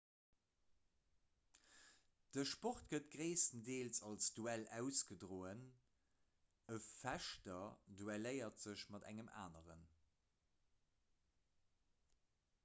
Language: Luxembourgish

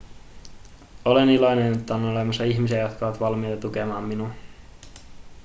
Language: Finnish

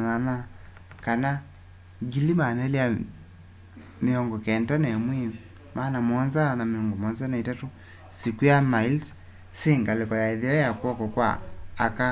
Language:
Kamba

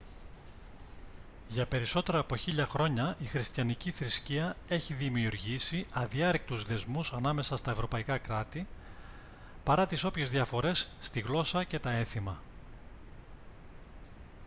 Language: Greek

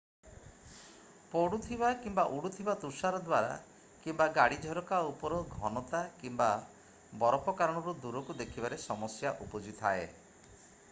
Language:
Odia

